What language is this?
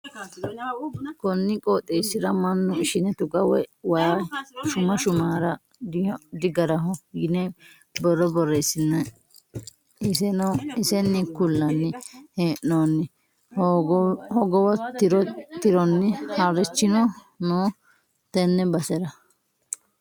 Sidamo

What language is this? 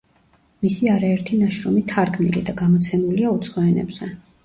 Georgian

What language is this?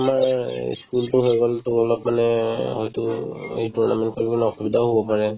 Assamese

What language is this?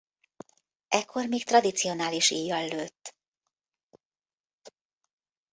Hungarian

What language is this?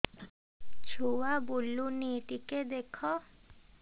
Odia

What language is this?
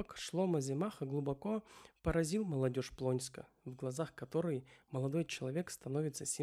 Russian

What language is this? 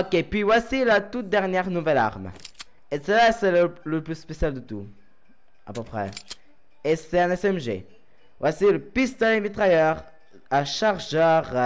French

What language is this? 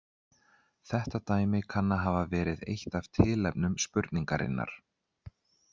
Icelandic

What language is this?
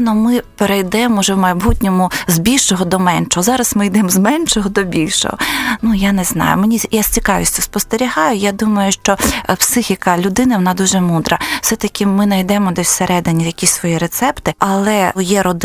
Ukrainian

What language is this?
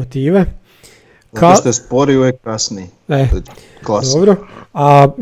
Croatian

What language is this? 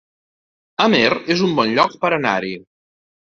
Catalan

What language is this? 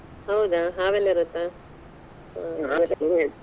Kannada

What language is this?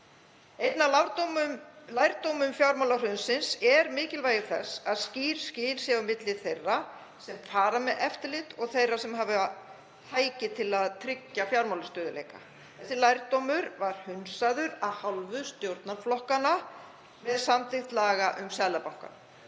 Icelandic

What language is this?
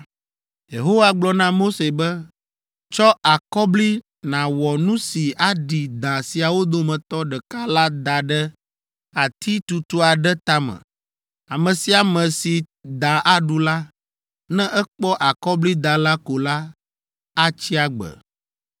Ewe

